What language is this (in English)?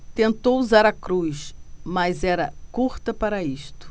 Portuguese